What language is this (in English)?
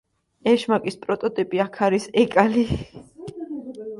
Georgian